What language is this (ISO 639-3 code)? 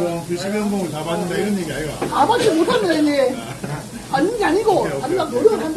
kor